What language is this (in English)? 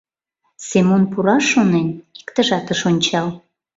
Mari